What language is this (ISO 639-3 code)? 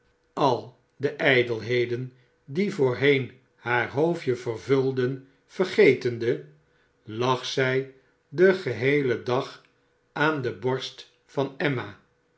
nld